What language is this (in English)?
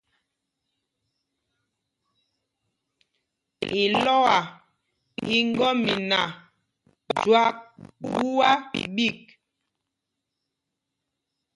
Mpumpong